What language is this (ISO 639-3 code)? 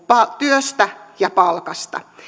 fin